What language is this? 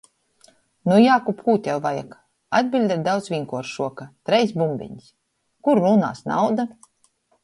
Latgalian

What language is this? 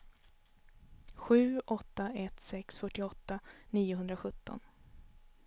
Swedish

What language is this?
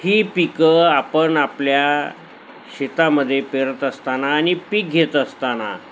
Marathi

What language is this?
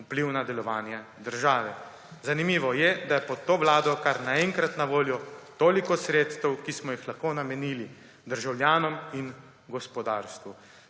Slovenian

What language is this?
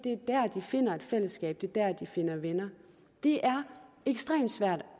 Danish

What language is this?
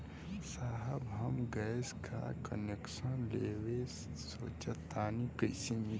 Bhojpuri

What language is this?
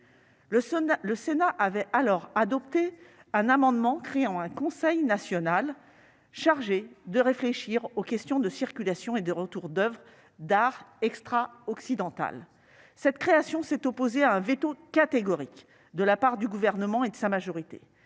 French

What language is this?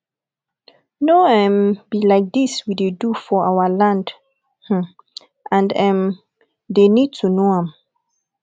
Nigerian Pidgin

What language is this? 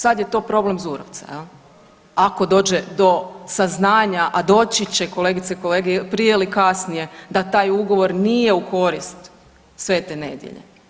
Croatian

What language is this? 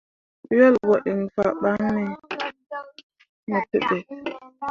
Mundang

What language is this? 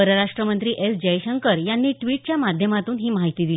Marathi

